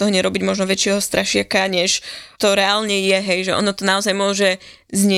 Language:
Slovak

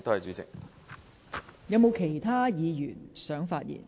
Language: Cantonese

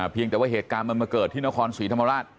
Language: Thai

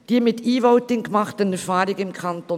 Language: Swiss German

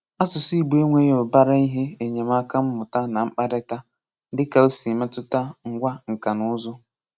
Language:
Igbo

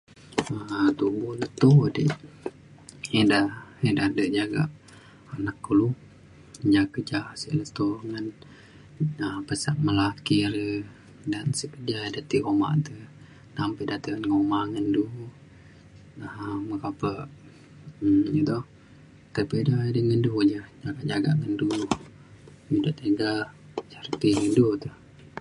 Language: Mainstream Kenyah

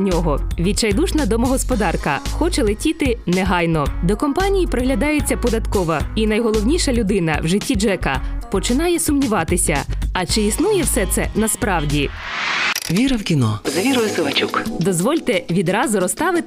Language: Ukrainian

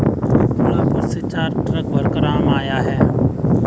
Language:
Hindi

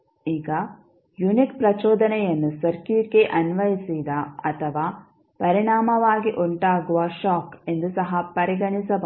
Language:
Kannada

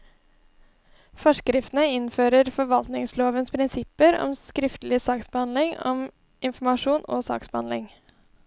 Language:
Norwegian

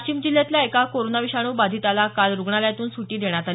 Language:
Marathi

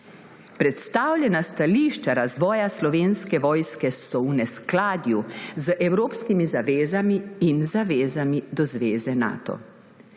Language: Slovenian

